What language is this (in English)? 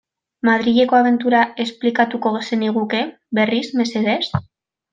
Basque